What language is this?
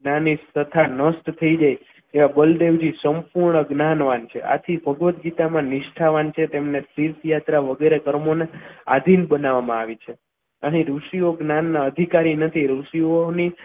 Gujarati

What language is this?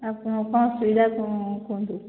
Odia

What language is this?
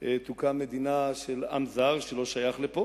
Hebrew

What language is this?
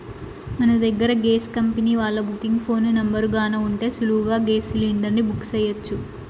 Telugu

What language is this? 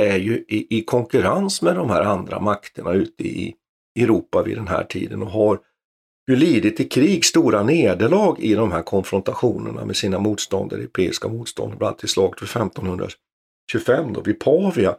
Swedish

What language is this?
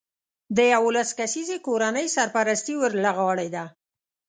Pashto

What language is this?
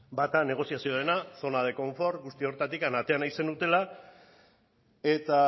Basque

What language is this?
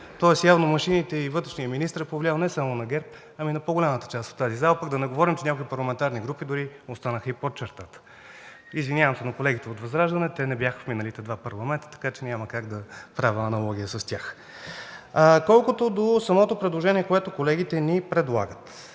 Bulgarian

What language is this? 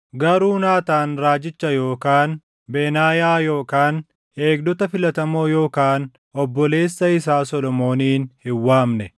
Oromo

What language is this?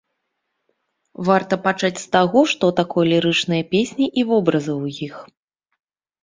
Belarusian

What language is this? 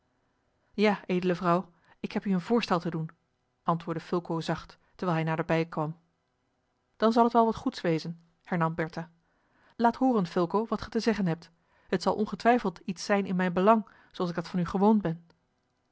Dutch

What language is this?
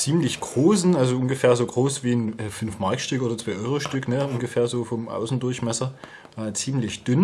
German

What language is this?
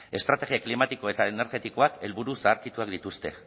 Basque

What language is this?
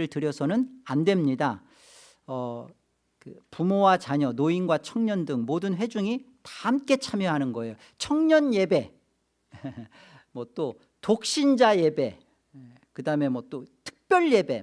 Korean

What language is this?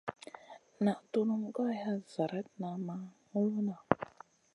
Masana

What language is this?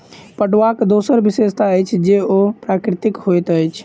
Maithili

